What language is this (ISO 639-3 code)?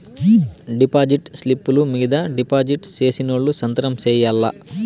tel